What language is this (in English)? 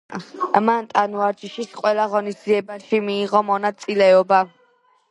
Georgian